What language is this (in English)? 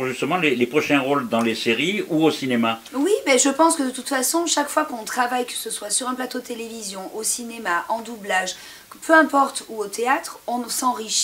French